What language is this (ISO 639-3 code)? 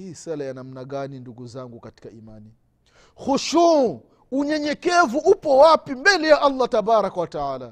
swa